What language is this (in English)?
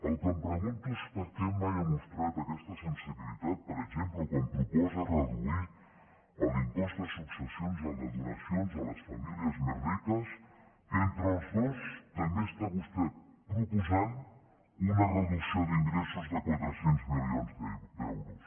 Catalan